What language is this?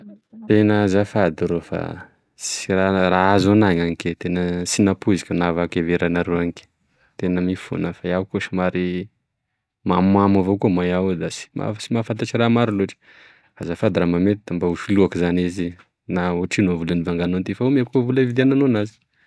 Tesaka Malagasy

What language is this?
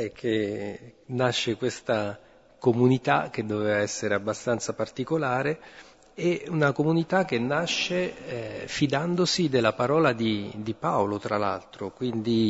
Italian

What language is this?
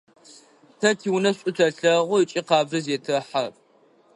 Adyghe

